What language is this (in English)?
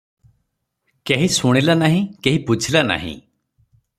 Odia